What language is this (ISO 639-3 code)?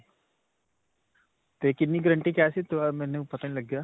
pan